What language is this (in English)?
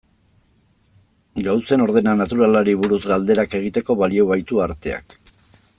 Basque